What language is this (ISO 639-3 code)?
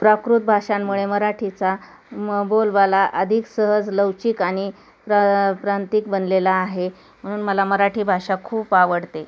mar